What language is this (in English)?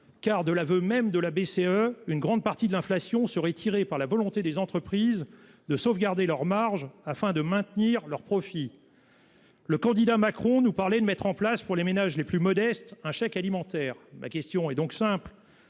French